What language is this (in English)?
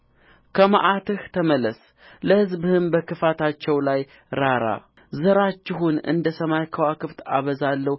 Amharic